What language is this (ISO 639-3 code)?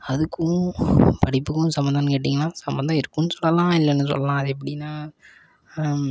tam